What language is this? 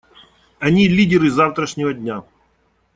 Russian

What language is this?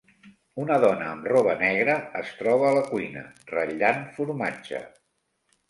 Catalan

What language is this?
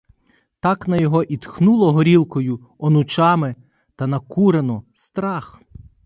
Ukrainian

